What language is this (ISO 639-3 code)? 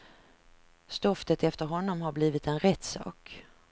swe